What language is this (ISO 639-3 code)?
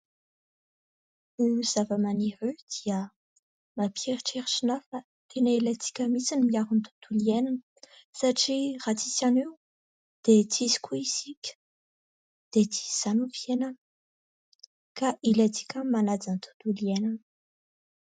mlg